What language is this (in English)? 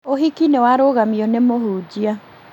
Kikuyu